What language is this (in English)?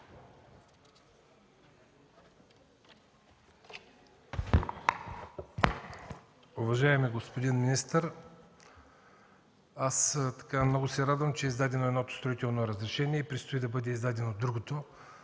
Bulgarian